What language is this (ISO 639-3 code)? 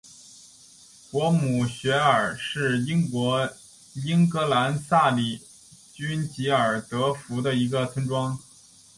zho